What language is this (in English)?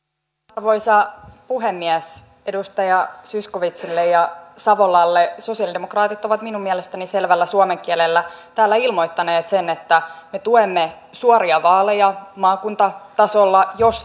Finnish